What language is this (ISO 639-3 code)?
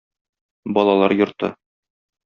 tat